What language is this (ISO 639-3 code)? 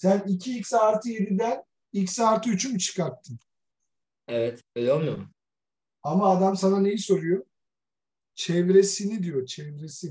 tur